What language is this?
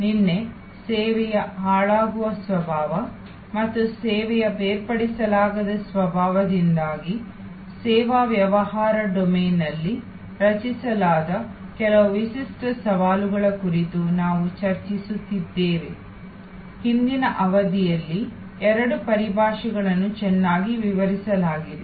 Kannada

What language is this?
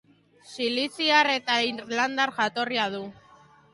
Basque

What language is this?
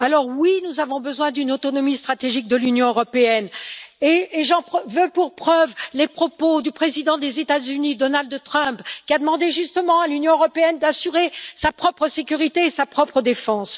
French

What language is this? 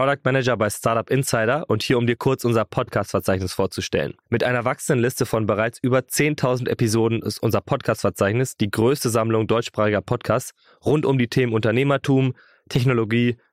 German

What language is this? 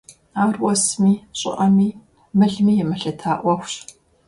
Kabardian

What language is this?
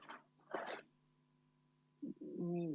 Estonian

